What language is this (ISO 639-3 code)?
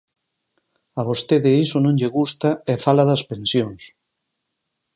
glg